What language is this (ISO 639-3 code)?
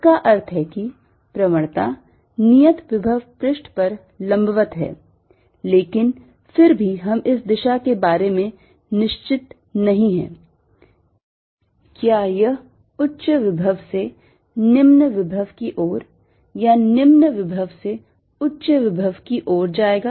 hin